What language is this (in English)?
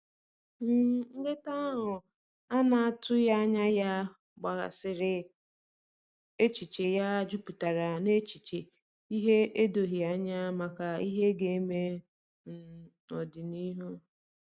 Igbo